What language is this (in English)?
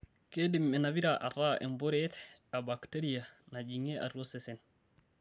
Masai